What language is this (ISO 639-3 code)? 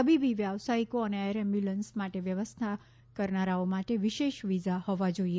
guj